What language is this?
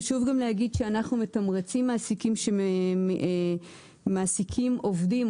Hebrew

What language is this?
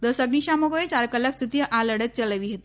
Gujarati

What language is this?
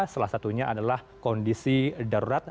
Indonesian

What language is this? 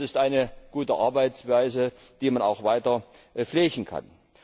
German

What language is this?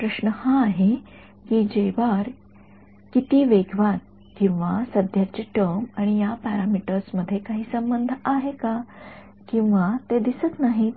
Marathi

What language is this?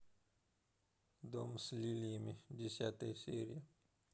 Russian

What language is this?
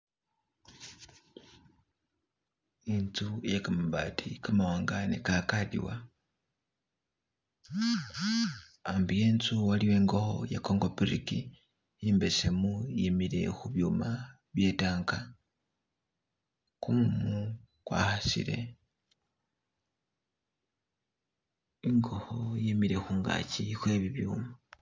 Masaaba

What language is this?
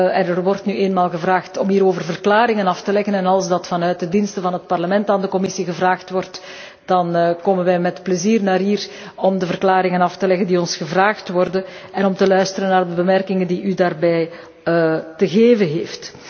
Dutch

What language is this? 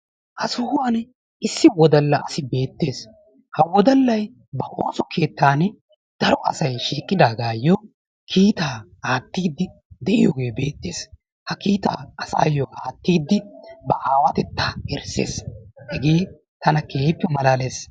Wolaytta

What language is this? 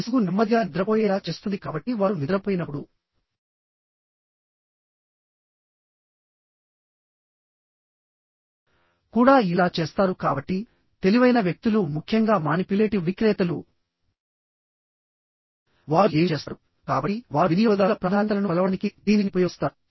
Telugu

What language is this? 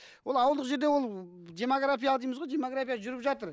Kazakh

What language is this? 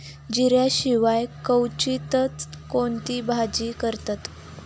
Marathi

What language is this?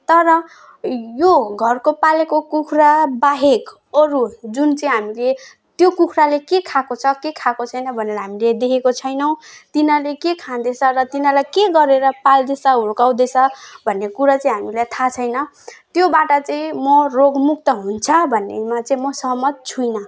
Nepali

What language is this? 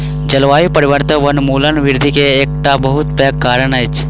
Maithili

